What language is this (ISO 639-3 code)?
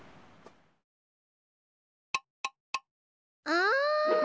jpn